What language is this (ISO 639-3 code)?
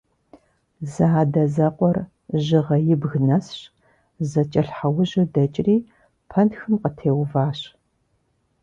kbd